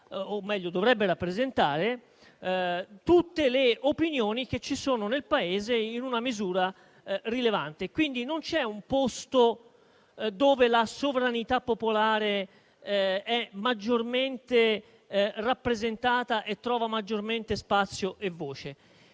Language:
Italian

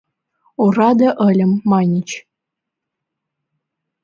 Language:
Mari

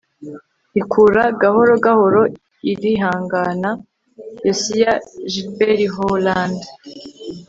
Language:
Kinyarwanda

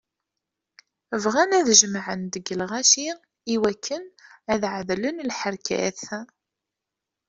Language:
Kabyle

